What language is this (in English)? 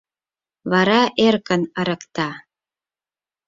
Mari